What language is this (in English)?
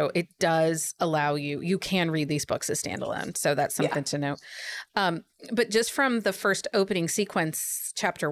English